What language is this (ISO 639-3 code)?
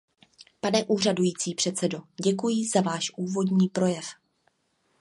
ces